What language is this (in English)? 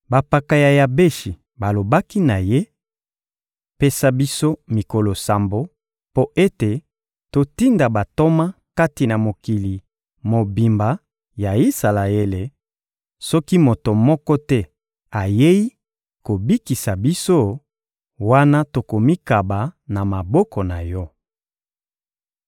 Lingala